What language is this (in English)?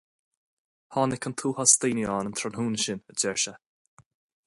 Irish